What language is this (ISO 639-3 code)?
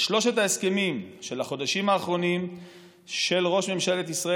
heb